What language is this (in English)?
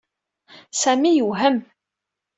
Kabyle